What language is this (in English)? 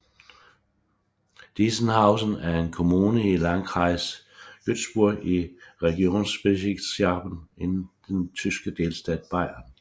Danish